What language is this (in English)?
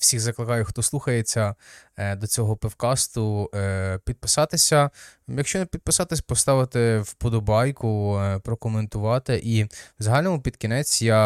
Ukrainian